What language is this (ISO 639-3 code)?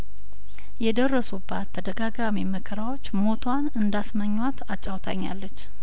amh